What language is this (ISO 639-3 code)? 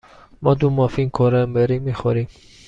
fas